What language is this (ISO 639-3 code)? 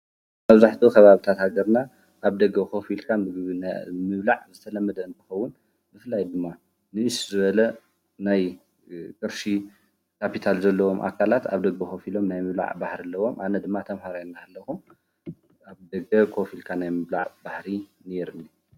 tir